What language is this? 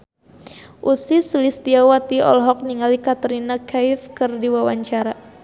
Sundanese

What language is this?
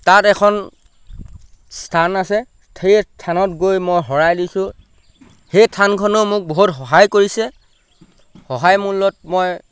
Assamese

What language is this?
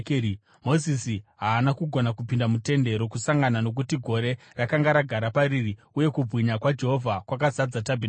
Shona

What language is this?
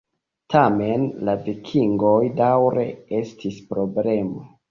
Esperanto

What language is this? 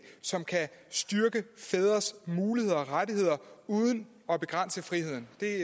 Danish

